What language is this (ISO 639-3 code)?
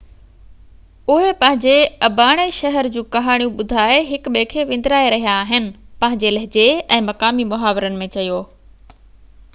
snd